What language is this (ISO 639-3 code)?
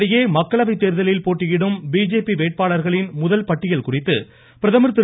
tam